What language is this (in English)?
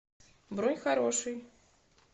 Russian